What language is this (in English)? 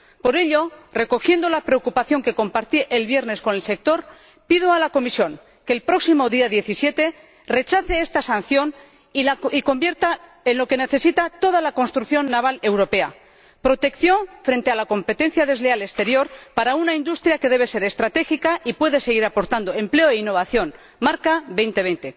Spanish